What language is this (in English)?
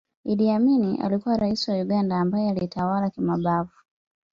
Swahili